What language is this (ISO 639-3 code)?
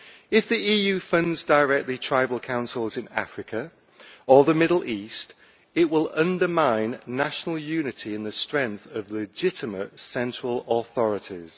eng